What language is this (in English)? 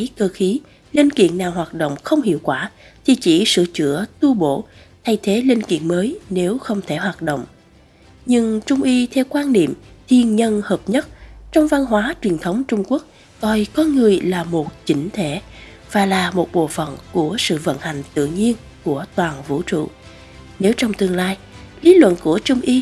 Vietnamese